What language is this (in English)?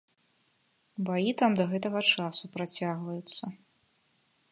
Belarusian